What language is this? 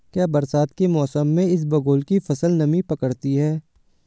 Hindi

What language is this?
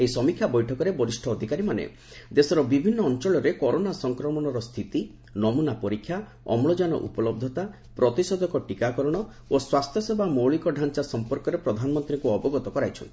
Odia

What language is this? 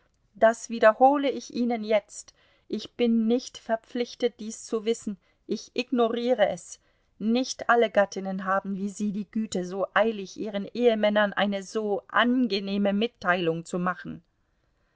German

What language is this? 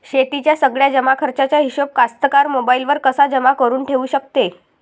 Marathi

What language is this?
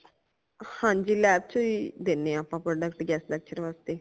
Punjabi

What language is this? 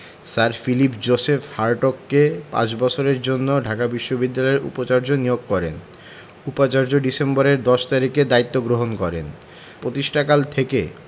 Bangla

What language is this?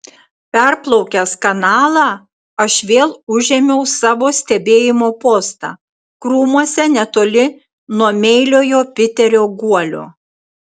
Lithuanian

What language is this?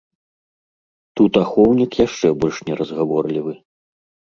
Belarusian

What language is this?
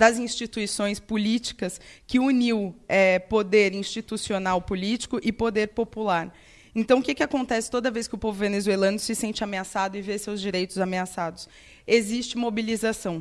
Portuguese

